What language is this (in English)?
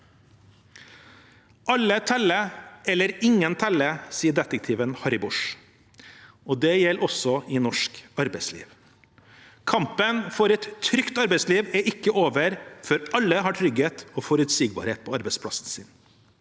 Norwegian